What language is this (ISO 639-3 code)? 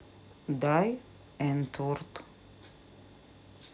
rus